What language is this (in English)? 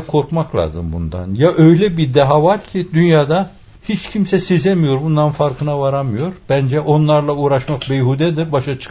Turkish